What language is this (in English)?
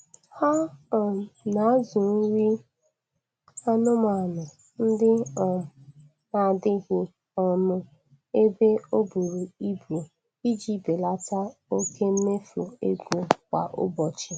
Igbo